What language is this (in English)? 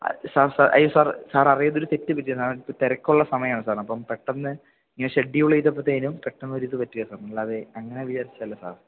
Malayalam